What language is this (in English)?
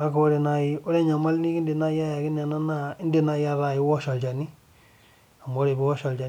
Masai